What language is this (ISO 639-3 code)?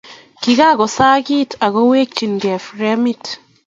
kln